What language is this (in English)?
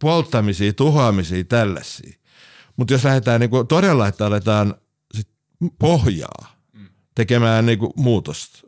Finnish